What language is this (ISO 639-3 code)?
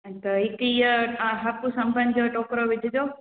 snd